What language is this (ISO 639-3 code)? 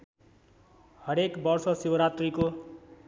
nep